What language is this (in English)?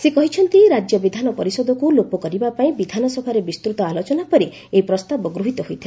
Odia